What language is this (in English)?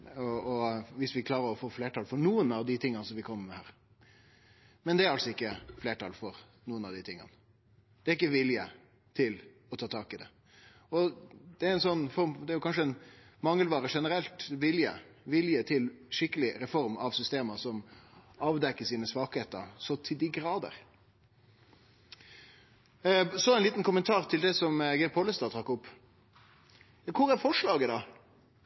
Norwegian Nynorsk